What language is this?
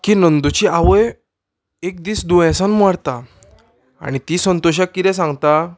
Konkani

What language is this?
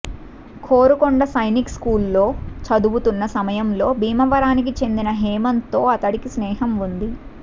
Telugu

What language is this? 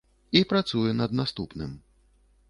Belarusian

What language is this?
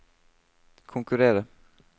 Norwegian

